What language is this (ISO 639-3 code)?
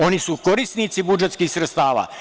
srp